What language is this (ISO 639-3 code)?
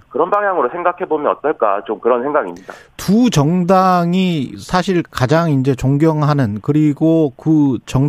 kor